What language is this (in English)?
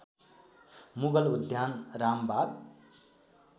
Nepali